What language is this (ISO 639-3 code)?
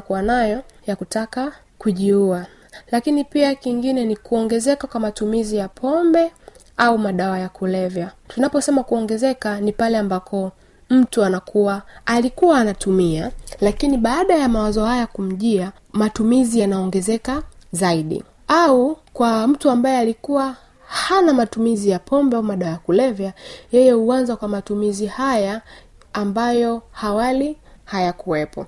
swa